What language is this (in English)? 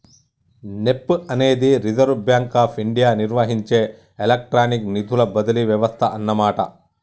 Telugu